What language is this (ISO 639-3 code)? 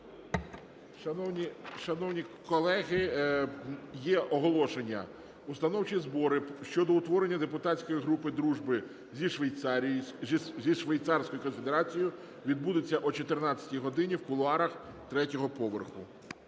ukr